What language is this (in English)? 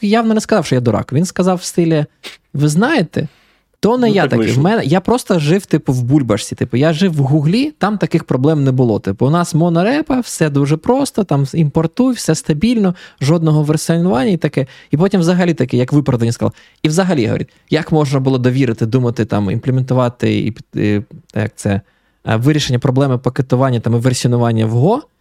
Ukrainian